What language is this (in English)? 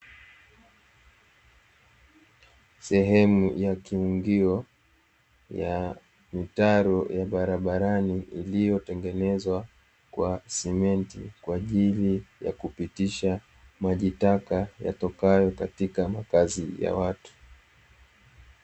Swahili